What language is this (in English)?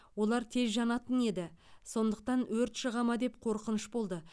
Kazakh